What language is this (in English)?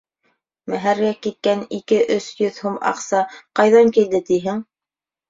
Bashkir